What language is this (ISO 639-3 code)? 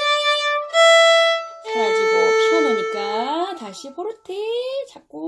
kor